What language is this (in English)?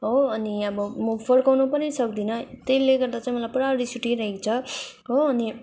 Nepali